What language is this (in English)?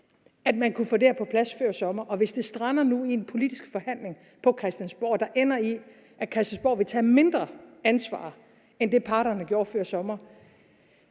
Danish